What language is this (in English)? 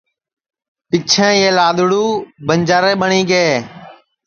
Sansi